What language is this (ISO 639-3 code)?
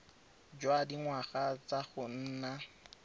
tsn